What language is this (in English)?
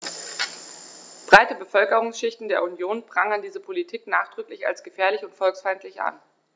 German